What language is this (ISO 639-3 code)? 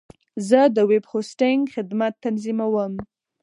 pus